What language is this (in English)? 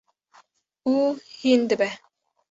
Kurdish